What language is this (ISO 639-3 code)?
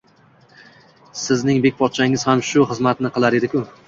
uzb